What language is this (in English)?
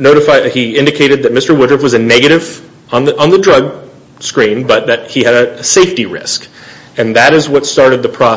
English